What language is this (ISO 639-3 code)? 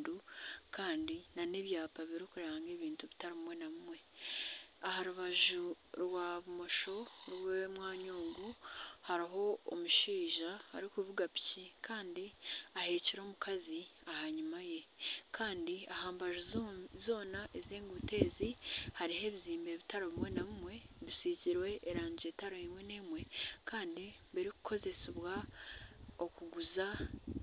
nyn